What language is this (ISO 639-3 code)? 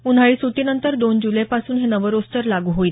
mar